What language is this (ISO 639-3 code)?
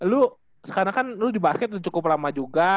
ind